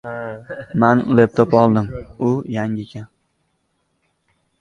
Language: Uzbek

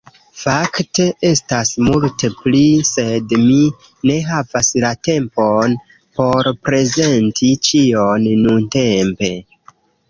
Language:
Esperanto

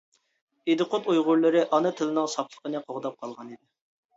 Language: Uyghur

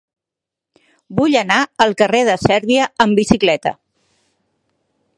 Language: Catalan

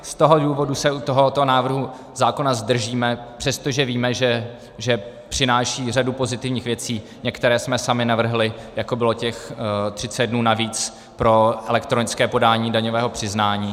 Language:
Czech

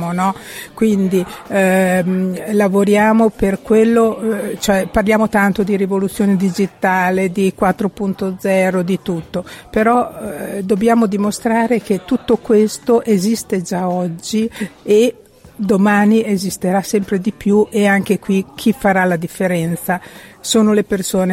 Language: Italian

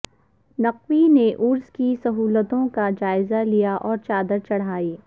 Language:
Urdu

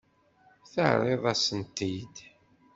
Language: Kabyle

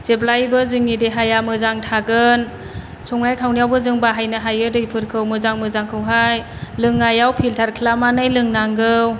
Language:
Bodo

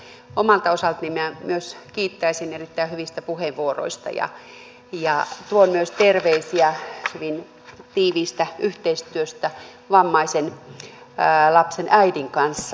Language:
Finnish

